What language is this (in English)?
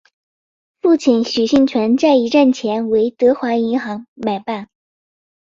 Chinese